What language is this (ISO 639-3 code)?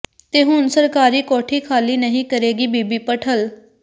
pan